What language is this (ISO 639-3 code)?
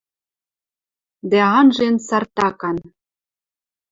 mrj